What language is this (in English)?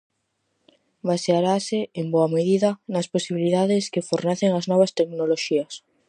Galician